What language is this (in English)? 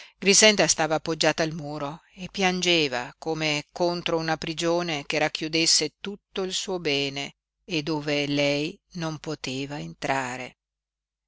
Italian